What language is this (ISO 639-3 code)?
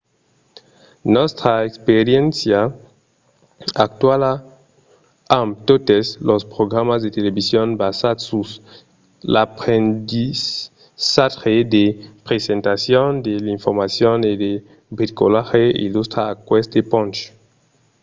oci